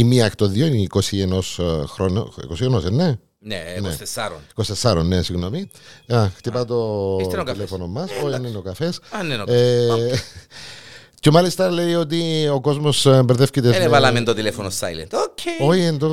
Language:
Greek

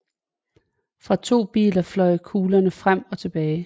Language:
Danish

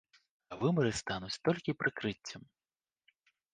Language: Belarusian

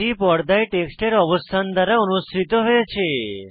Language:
Bangla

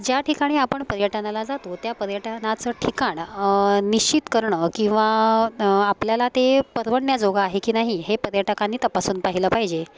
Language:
Marathi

